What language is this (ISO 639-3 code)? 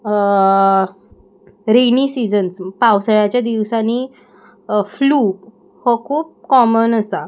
kok